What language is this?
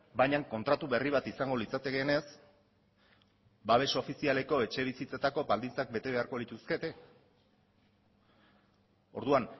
Basque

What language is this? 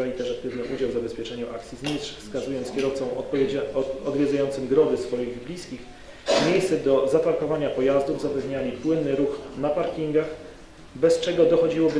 Polish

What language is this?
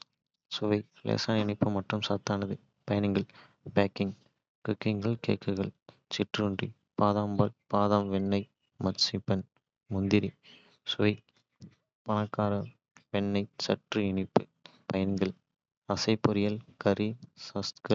Kota (India)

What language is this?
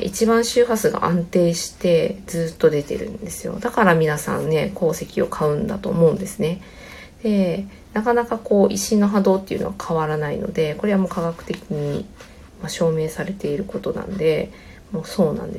Japanese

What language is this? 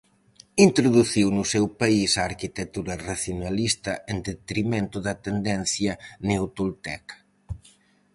Galician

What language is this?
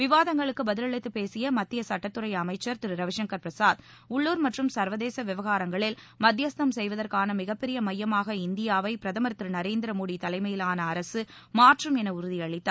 Tamil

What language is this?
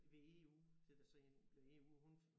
Danish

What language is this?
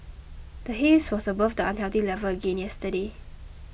English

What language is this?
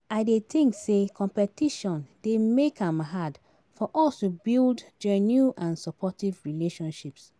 Nigerian Pidgin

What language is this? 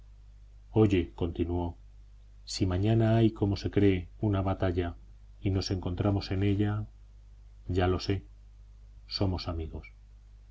Spanish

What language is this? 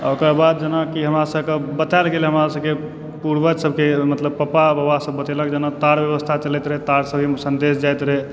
Maithili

